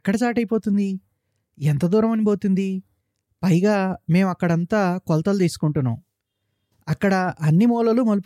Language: Telugu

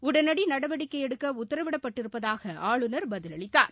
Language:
Tamil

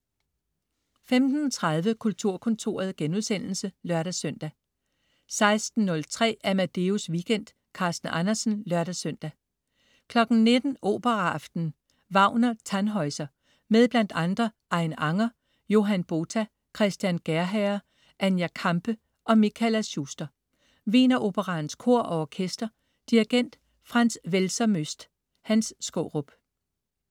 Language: Danish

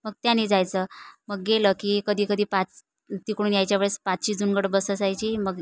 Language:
Marathi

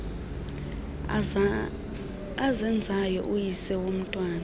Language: Xhosa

